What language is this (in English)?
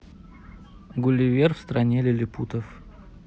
Russian